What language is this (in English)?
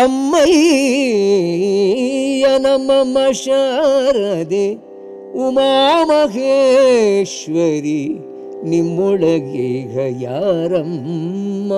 Kannada